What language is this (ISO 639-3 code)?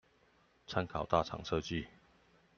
zho